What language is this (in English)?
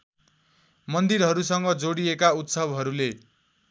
Nepali